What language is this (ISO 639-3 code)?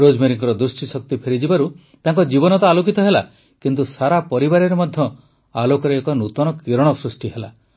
ori